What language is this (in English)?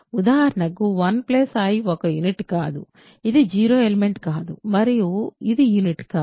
Telugu